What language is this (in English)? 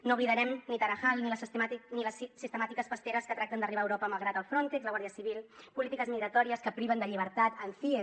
Catalan